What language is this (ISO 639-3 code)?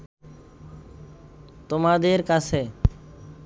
ben